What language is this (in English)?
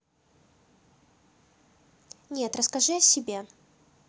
Russian